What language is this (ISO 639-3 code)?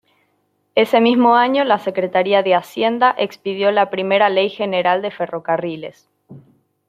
spa